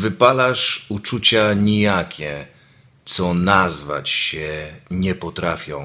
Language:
Polish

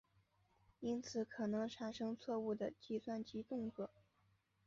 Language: Chinese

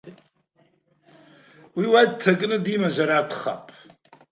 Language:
Abkhazian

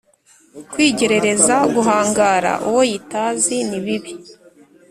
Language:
Kinyarwanda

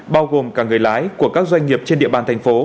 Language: Vietnamese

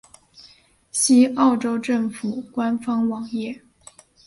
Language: Chinese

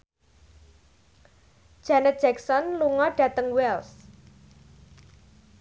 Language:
Javanese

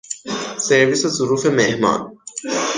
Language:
Persian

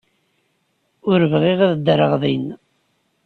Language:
Kabyle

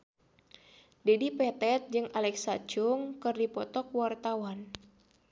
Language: Sundanese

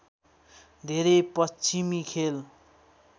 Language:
Nepali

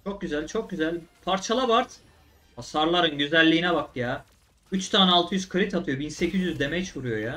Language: Turkish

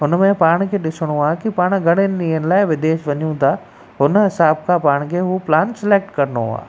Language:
Sindhi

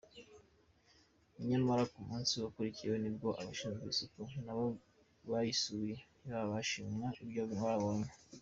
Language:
Kinyarwanda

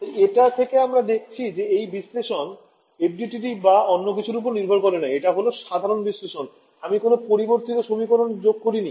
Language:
Bangla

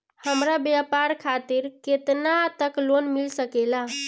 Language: Bhojpuri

